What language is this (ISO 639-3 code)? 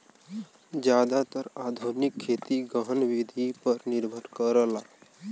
bho